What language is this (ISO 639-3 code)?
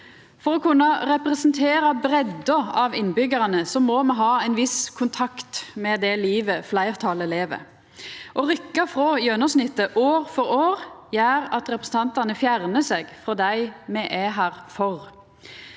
nor